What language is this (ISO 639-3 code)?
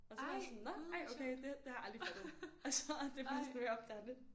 dan